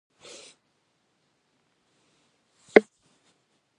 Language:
Georgian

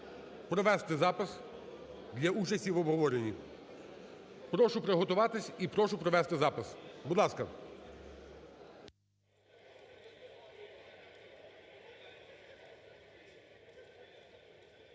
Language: Ukrainian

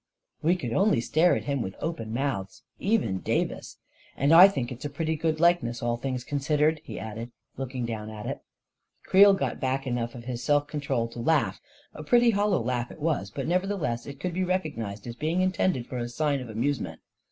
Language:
English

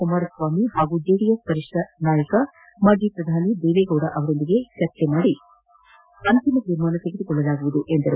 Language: Kannada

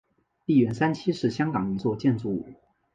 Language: Chinese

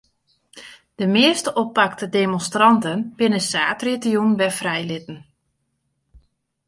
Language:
Western Frisian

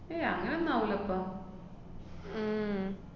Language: Malayalam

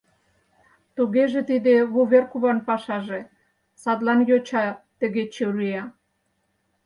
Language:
Mari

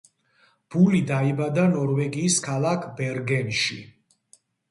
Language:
Georgian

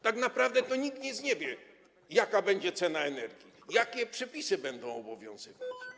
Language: Polish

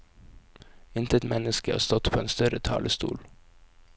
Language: Norwegian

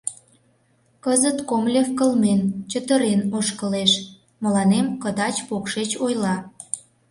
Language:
Mari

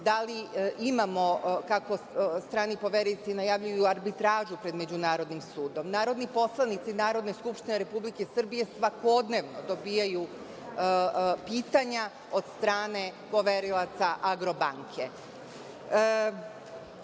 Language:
Serbian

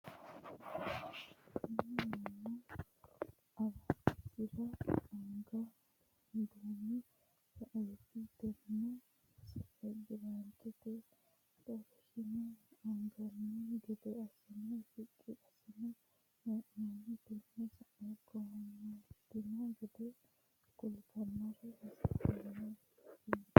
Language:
Sidamo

